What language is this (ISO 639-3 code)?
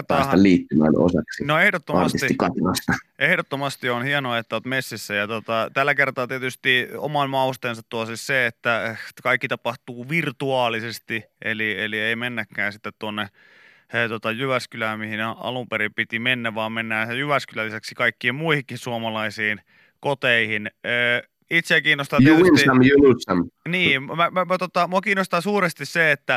fin